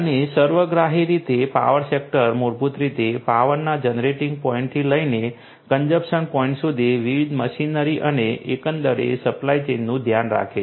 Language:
Gujarati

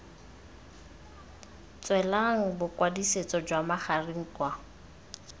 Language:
Tswana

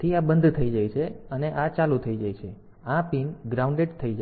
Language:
Gujarati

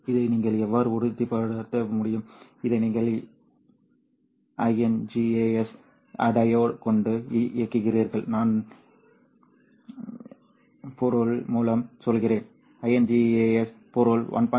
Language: Tamil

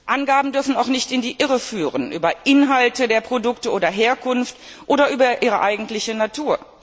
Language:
German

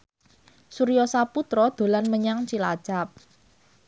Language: Javanese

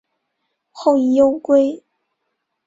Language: Chinese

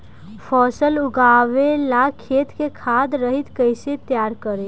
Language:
Bhojpuri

